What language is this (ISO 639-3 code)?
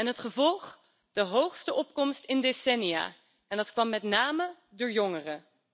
nld